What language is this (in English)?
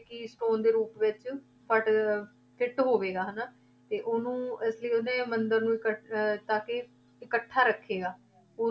Punjabi